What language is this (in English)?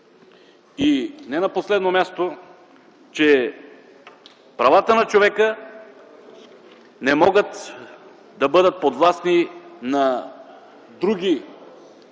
Bulgarian